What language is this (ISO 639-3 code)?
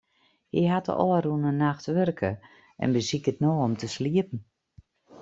fry